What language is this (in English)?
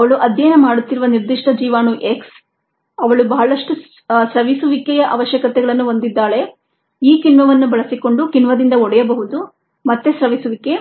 Kannada